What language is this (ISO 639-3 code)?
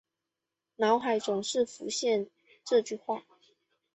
zho